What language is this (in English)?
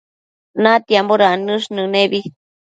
Matsés